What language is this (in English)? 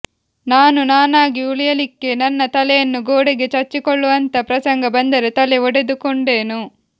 Kannada